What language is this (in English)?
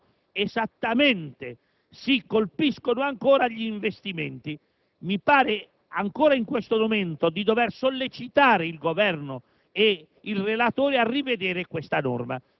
Italian